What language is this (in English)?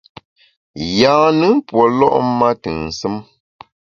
Bamun